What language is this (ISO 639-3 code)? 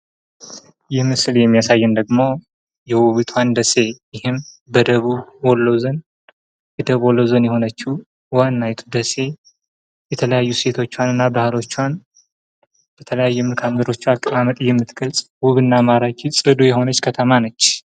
amh